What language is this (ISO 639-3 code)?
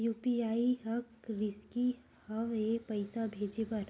hne